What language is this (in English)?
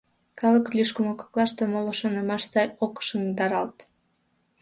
Mari